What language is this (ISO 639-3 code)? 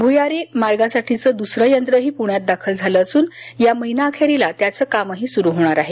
mar